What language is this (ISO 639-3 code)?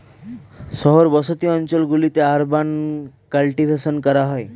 ben